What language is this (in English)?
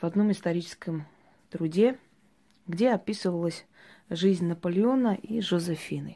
Russian